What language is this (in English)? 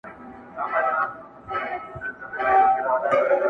Pashto